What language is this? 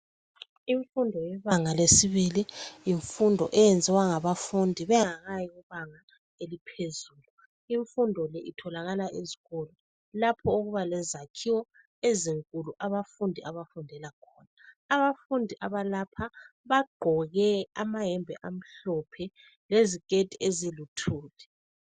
North Ndebele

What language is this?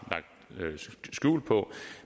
Danish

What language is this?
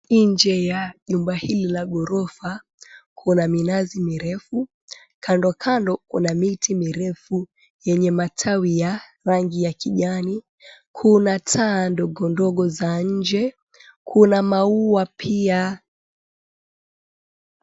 Swahili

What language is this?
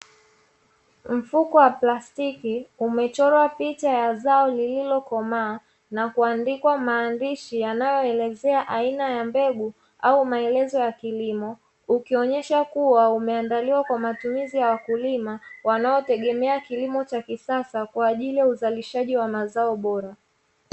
Swahili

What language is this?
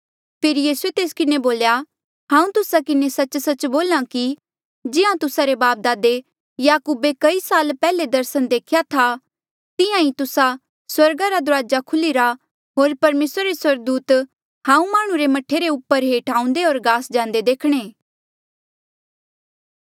Mandeali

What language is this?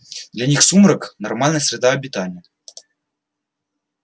Russian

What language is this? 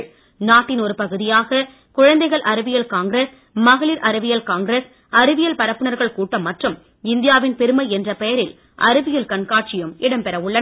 Tamil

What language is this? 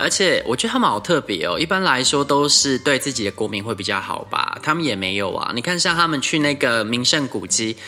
Chinese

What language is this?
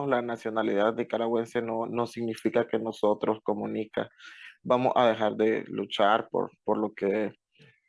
Spanish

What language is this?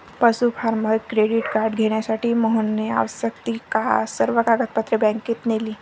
Marathi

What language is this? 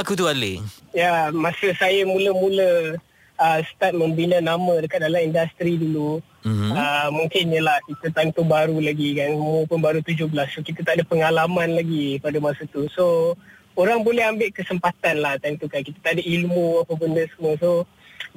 Malay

